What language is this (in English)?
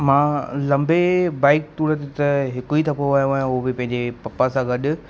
Sindhi